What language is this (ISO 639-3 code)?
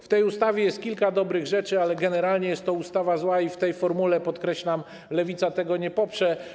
pol